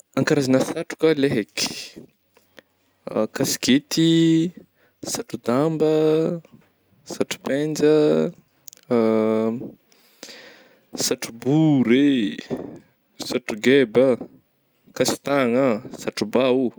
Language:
Northern Betsimisaraka Malagasy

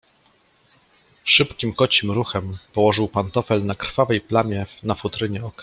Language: Polish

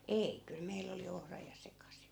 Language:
Finnish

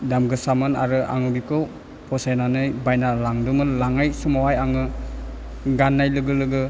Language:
Bodo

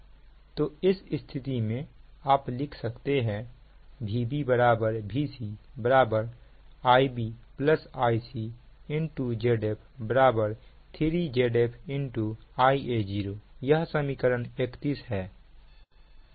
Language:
Hindi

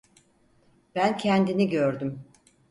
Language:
Turkish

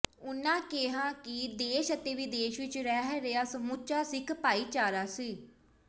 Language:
Punjabi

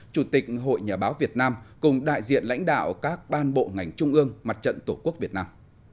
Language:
Vietnamese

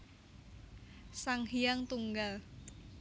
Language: Javanese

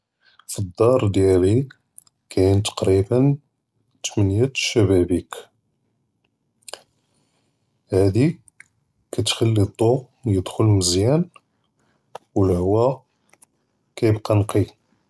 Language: Judeo-Arabic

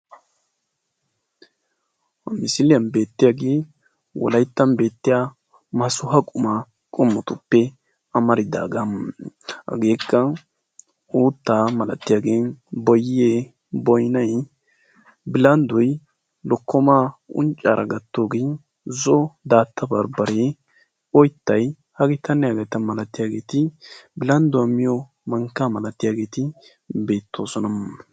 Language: Wolaytta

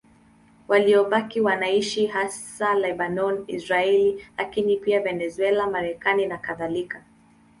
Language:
Swahili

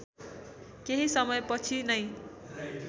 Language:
Nepali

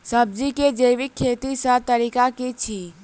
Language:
Maithili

